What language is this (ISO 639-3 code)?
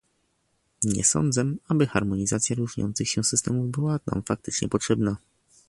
pol